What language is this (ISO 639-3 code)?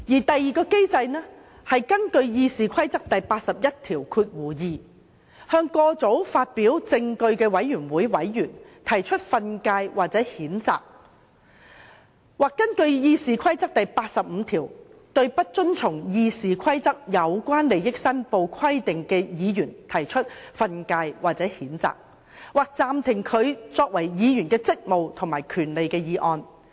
yue